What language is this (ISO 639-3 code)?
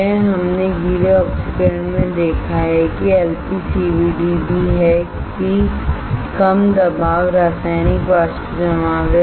hin